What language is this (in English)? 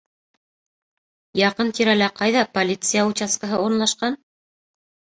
Bashkir